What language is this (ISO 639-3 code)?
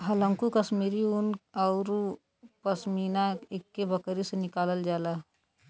bho